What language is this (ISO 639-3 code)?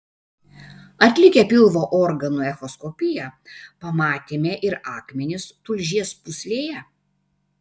lit